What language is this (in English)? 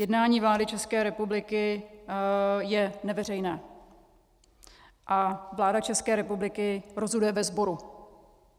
Czech